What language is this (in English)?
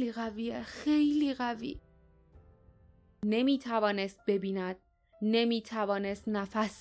Persian